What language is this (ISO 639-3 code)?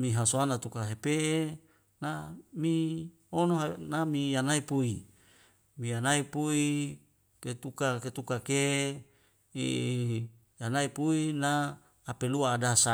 weo